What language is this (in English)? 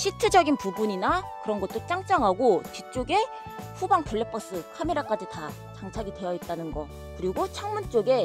Korean